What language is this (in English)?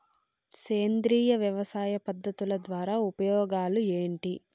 Telugu